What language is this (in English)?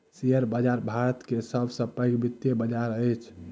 Maithili